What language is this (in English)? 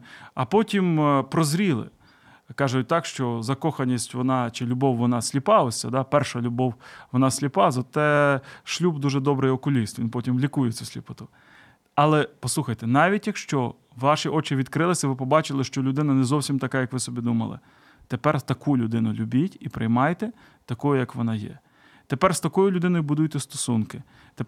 Ukrainian